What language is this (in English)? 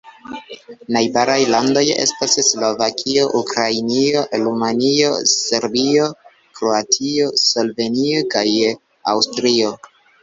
Esperanto